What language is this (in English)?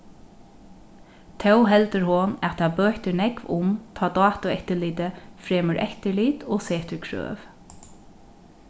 Faroese